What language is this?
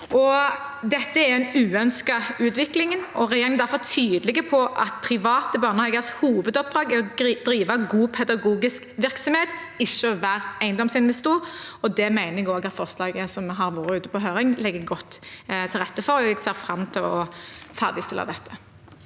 Norwegian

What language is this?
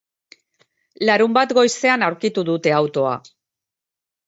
Basque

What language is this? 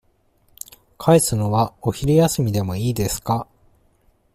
Japanese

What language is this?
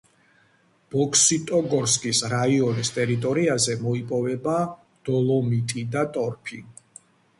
Georgian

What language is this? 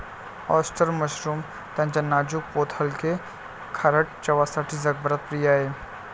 Marathi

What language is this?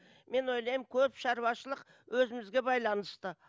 Kazakh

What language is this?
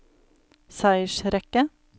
Norwegian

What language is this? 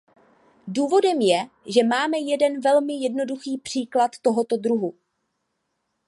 Czech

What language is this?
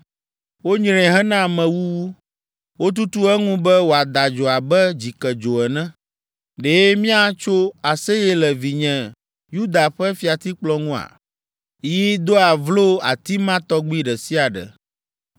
Ewe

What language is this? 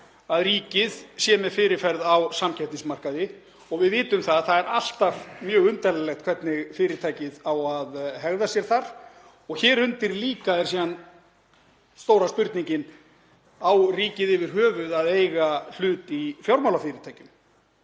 Icelandic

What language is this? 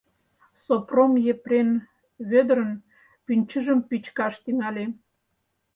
Mari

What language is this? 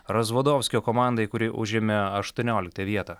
Lithuanian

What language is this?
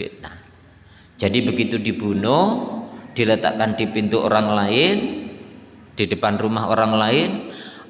Indonesian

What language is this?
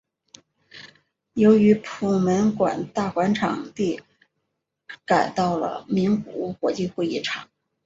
Chinese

